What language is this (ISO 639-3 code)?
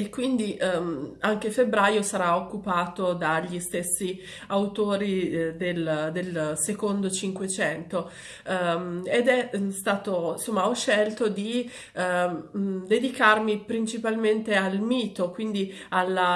ita